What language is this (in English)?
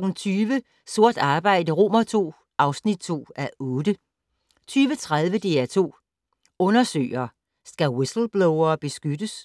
Danish